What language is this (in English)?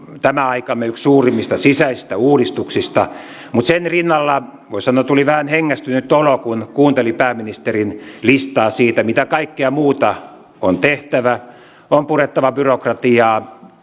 Finnish